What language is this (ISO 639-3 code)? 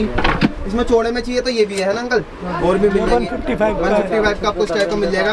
hin